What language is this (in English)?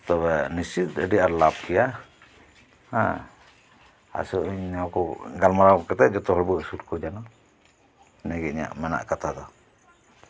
Santali